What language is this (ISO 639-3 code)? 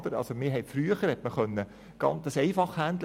gsw